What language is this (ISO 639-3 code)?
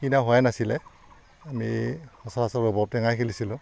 asm